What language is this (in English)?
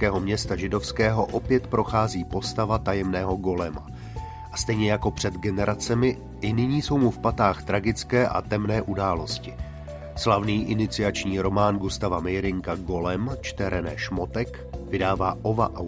Czech